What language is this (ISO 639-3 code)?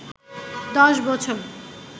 ben